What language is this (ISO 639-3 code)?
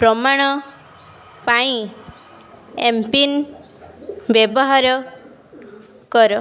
ori